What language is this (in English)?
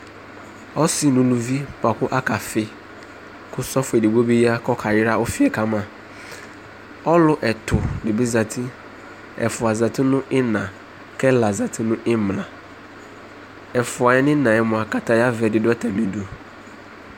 Ikposo